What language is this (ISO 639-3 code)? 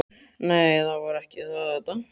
isl